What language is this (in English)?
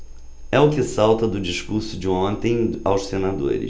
Portuguese